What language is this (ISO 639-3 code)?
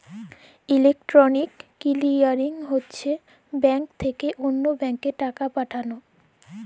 ben